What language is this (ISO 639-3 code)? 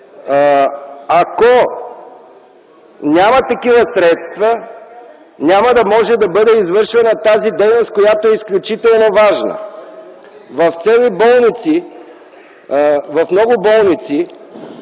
bul